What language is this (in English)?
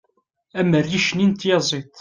Kabyle